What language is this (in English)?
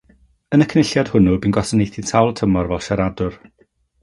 Welsh